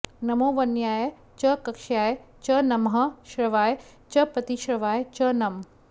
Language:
Sanskrit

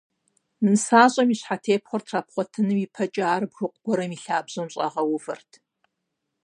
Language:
Kabardian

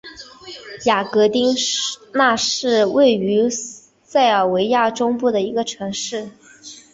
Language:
Chinese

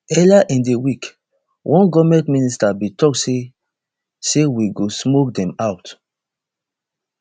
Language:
Nigerian Pidgin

